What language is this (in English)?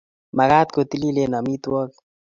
Kalenjin